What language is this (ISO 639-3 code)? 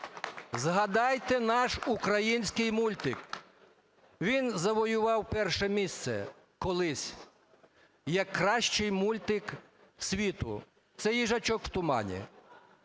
ukr